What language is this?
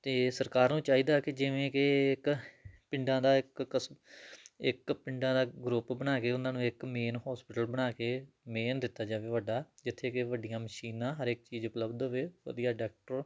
Punjabi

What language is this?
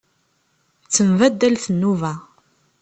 Kabyle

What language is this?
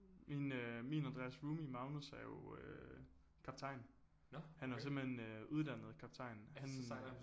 Danish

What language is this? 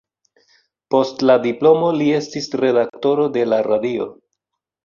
Esperanto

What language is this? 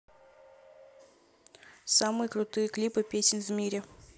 Russian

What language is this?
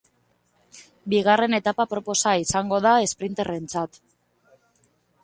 Basque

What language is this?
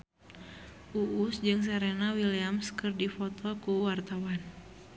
Sundanese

